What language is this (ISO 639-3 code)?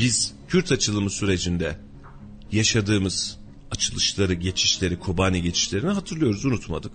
tur